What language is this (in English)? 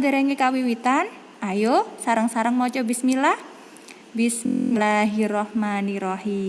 Indonesian